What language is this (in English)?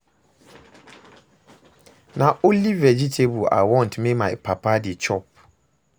Nigerian Pidgin